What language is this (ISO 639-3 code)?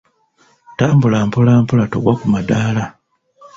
lug